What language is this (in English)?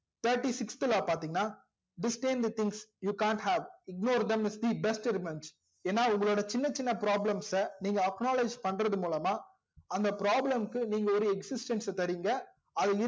Tamil